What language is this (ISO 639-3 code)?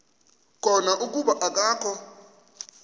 xho